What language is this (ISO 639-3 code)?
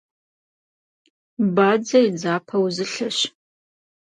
kbd